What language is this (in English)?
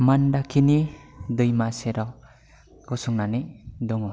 Bodo